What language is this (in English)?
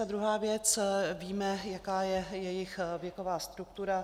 Czech